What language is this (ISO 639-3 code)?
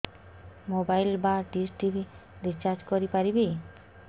ori